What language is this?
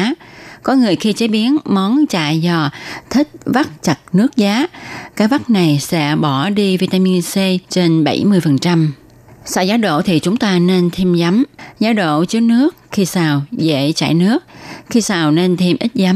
Vietnamese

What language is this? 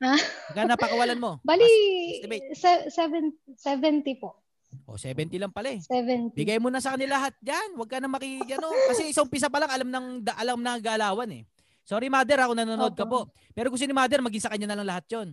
Filipino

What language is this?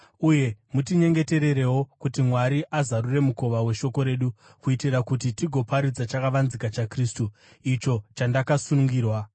Shona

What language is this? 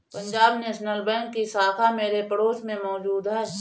Hindi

